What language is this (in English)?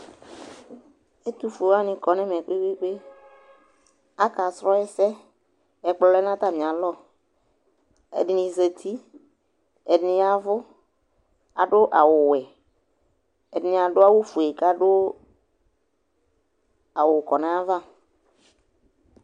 Ikposo